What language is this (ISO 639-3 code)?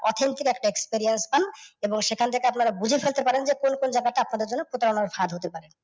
ben